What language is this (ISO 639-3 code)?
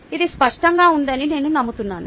tel